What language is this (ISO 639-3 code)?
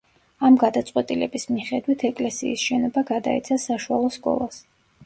kat